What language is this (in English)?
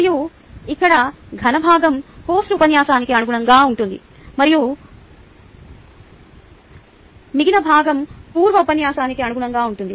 Telugu